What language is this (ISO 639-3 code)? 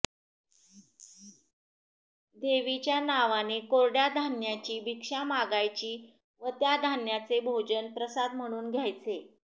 mar